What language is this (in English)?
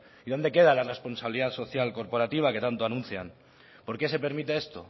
Spanish